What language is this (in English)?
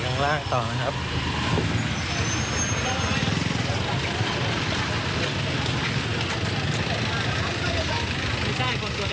Thai